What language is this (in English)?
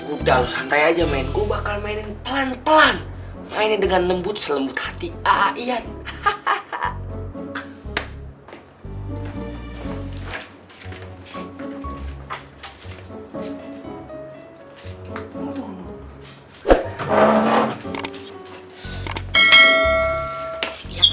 Indonesian